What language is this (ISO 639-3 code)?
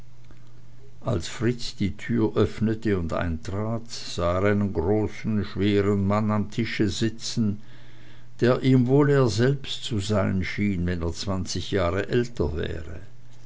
deu